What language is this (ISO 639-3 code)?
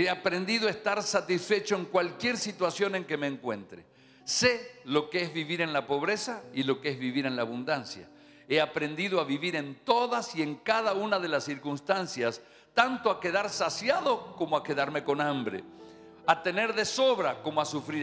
spa